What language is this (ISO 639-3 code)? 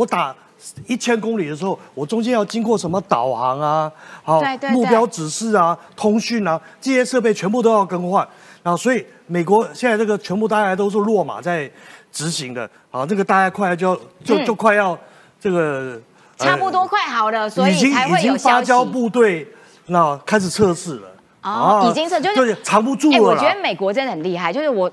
zho